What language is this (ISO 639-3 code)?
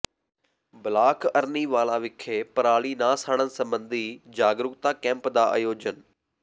pan